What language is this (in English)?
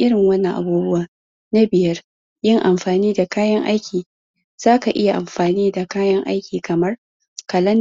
Hausa